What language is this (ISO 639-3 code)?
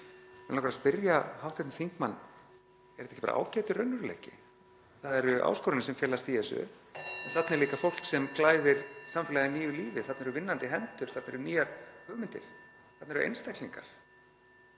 isl